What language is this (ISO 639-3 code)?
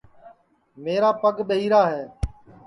ssi